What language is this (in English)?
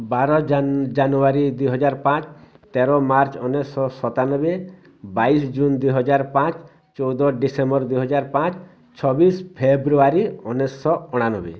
Odia